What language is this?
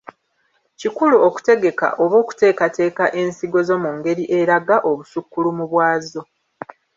Ganda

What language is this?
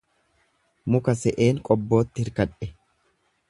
Oromo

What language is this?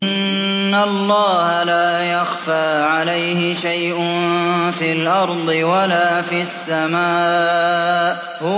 Arabic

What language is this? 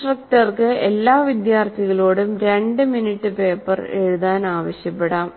Malayalam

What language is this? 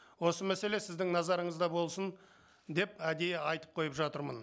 Kazakh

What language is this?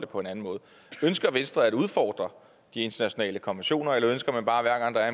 Danish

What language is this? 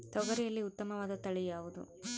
Kannada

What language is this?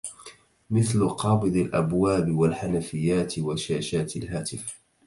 Arabic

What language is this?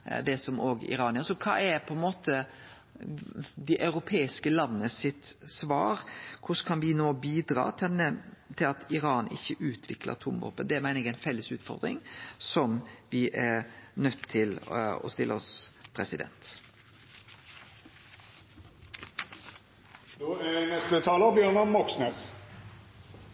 Norwegian Nynorsk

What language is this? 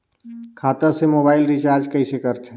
Chhattisgarhi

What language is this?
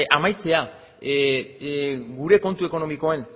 Basque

